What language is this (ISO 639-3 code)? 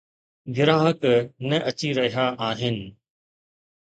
snd